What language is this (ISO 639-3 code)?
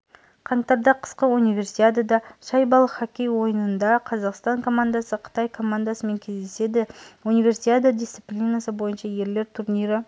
kaz